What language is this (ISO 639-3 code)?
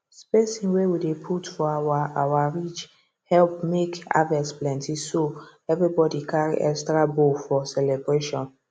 pcm